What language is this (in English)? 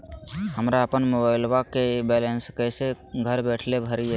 Magahi